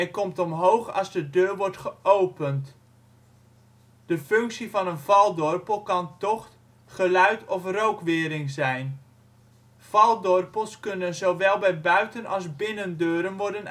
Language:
Dutch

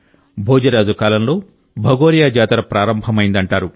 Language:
Telugu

